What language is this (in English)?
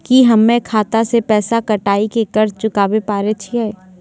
Maithili